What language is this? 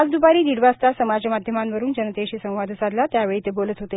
Marathi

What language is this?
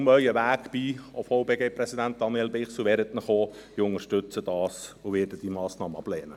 Swiss German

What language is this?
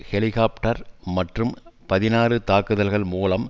Tamil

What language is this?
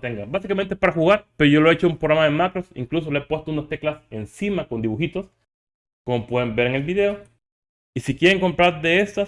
Spanish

